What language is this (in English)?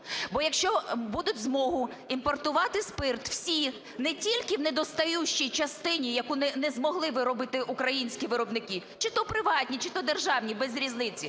Ukrainian